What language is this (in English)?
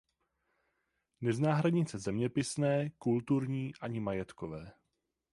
Czech